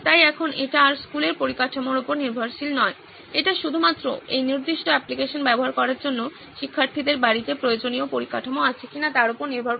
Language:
Bangla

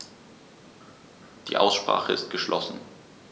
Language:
German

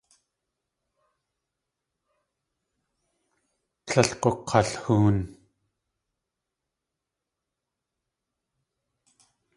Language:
Tlingit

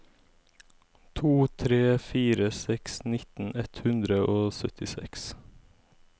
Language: Norwegian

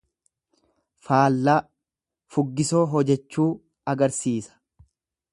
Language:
Oromo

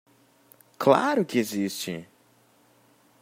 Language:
Portuguese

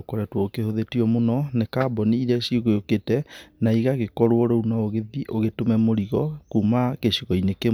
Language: Kikuyu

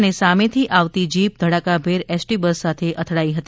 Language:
Gujarati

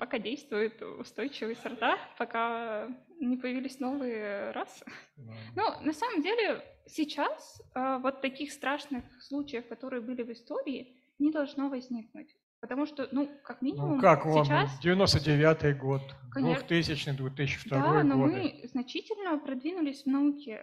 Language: Russian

